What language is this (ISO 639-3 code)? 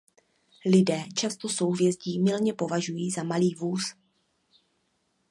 ces